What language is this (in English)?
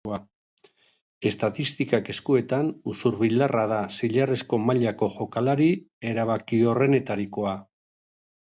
Basque